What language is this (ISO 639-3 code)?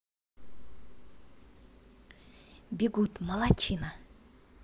rus